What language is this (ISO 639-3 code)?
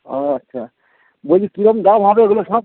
ben